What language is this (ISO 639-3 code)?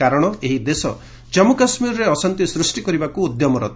ori